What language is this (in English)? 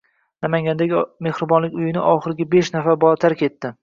Uzbek